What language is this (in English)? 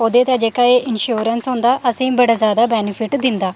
Dogri